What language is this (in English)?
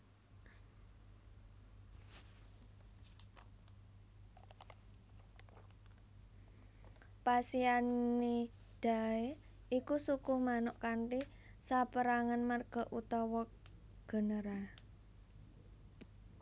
Javanese